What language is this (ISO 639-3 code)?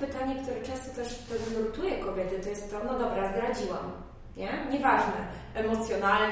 pol